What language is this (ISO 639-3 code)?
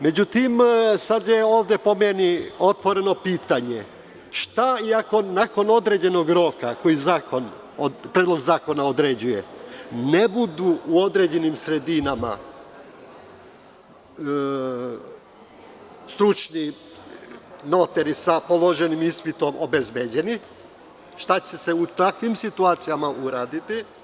srp